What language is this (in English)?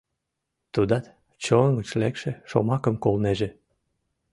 Mari